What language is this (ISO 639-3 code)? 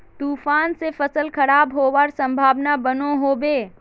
mag